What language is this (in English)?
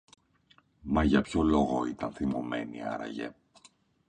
Greek